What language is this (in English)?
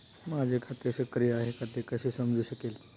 Marathi